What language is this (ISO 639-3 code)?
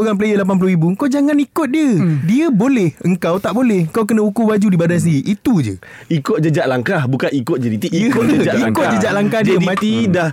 msa